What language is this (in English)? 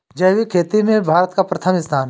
Hindi